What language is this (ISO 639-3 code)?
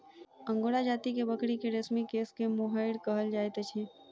mai